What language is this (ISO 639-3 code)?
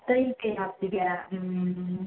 mni